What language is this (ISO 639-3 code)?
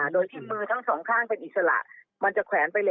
tha